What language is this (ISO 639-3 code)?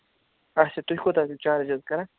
kas